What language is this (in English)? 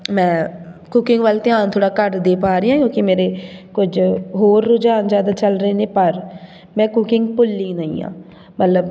Punjabi